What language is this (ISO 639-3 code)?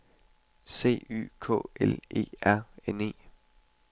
dan